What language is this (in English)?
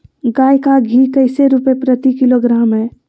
Magahi